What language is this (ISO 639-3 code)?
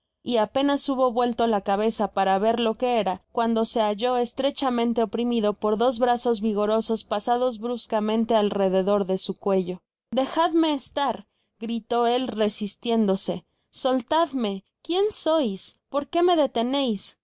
spa